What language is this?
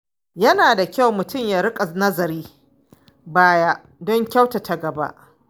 Hausa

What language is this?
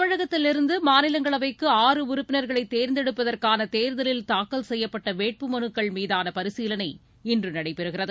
Tamil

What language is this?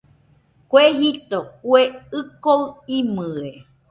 Nüpode Huitoto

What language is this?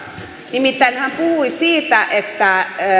Finnish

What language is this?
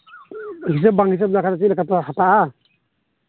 Santali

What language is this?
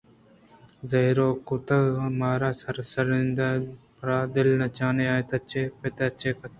Eastern Balochi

